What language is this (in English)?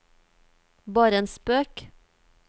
Norwegian